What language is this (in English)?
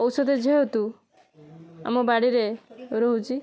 Odia